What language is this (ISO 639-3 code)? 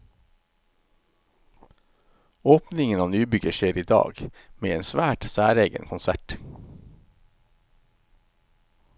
nor